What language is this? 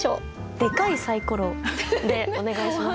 Japanese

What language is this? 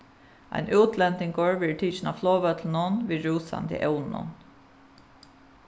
Faroese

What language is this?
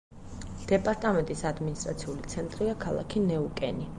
Georgian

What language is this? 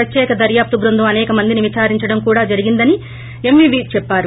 Telugu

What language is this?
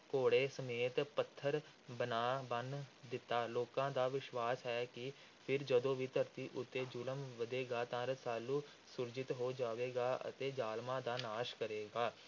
Punjabi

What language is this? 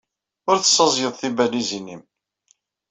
Kabyle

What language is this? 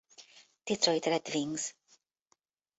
Hungarian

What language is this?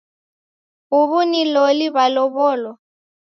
Taita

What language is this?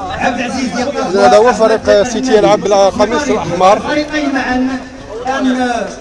Arabic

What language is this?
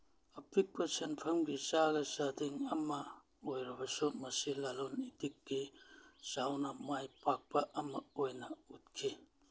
Manipuri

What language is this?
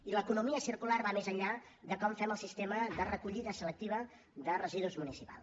Catalan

